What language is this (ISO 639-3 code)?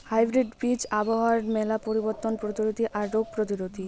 ben